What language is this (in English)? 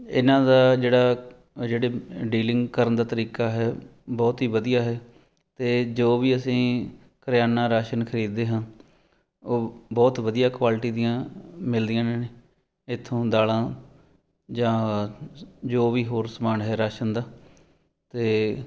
Punjabi